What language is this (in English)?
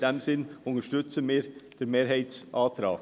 Swiss German